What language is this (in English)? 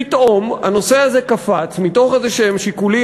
Hebrew